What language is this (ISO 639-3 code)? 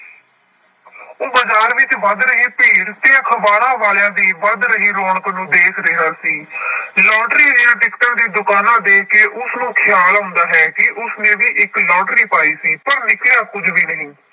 pan